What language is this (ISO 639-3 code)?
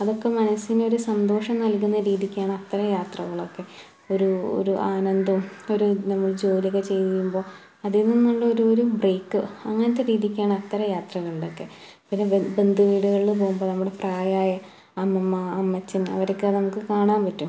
mal